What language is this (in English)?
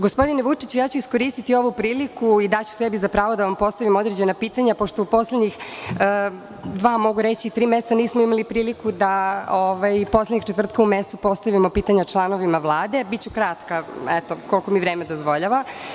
Serbian